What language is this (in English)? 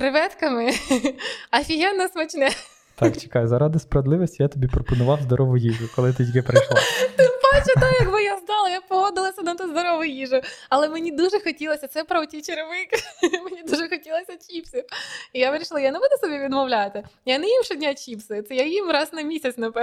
Ukrainian